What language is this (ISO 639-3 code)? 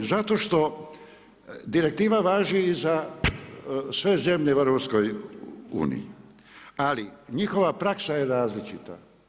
hrv